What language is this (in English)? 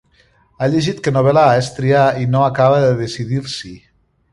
Catalan